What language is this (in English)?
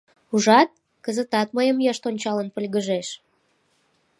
Mari